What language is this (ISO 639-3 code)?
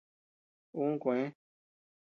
cux